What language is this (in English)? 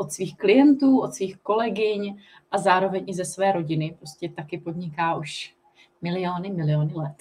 Czech